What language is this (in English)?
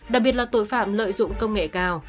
Vietnamese